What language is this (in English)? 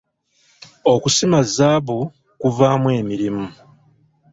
Ganda